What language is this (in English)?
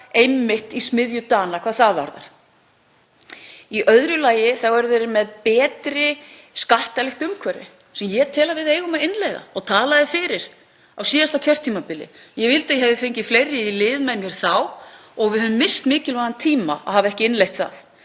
Icelandic